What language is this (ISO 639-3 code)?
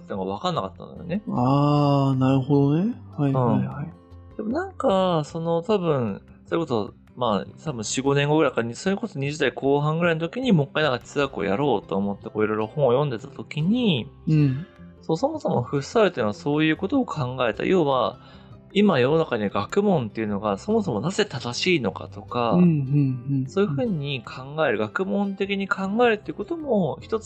jpn